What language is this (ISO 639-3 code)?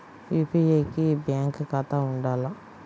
tel